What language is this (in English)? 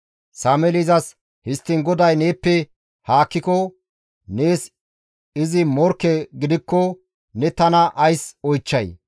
Gamo